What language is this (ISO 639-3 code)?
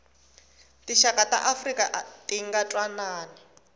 tso